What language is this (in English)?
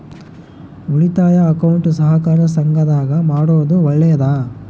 Kannada